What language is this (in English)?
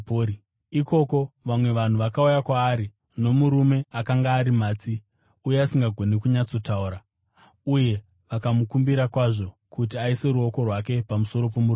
Shona